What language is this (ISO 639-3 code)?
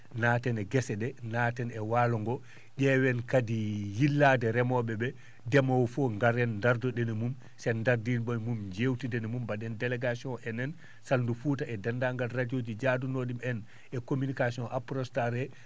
ful